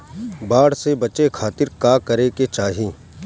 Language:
Bhojpuri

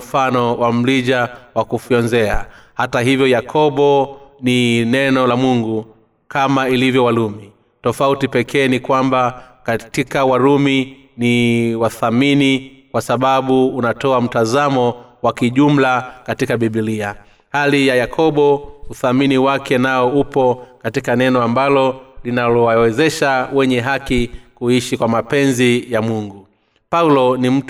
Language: Swahili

